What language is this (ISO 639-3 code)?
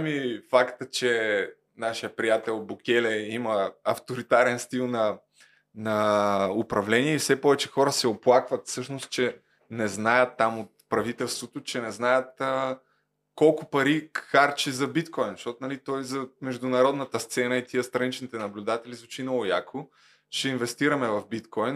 bul